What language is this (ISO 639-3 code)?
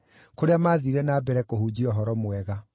kik